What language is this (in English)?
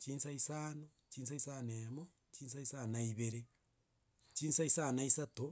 Gusii